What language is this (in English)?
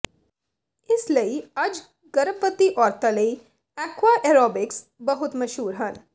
Punjabi